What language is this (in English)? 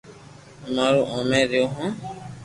Loarki